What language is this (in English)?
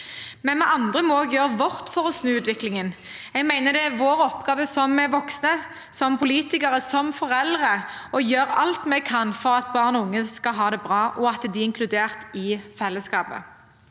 Norwegian